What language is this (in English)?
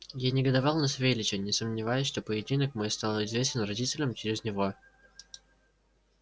Russian